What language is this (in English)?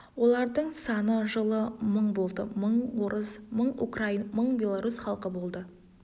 Kazakh